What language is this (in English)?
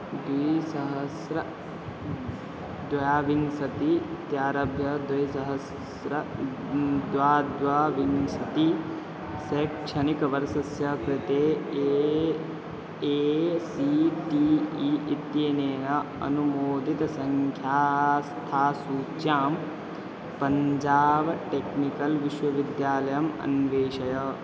Sanskrit